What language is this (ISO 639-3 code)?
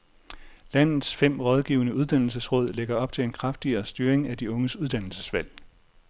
dan